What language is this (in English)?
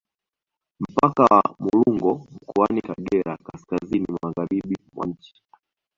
Swahili